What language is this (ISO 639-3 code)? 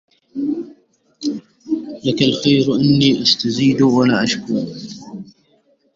ara